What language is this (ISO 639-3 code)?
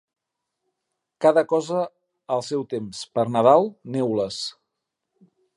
cat